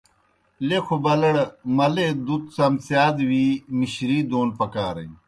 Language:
Kohistani Shina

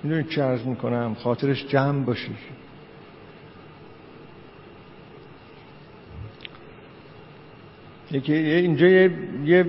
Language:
Persian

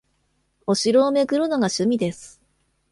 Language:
Japanese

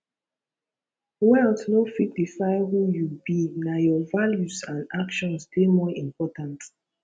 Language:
Nigerian Pidgin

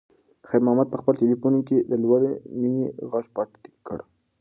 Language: Pashto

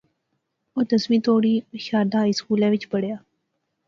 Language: Pahari-Potwari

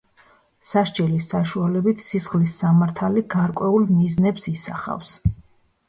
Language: Georgian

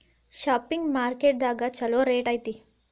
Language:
Kannada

